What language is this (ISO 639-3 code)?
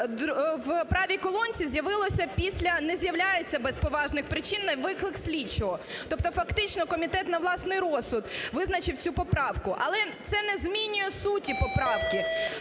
ukr